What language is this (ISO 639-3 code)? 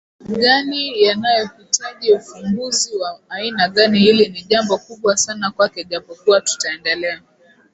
swa